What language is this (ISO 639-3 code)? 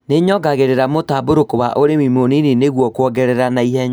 kik